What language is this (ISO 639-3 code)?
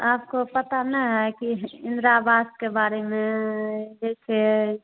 hin